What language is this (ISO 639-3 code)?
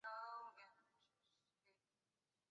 zho